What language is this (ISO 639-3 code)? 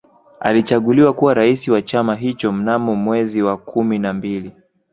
swa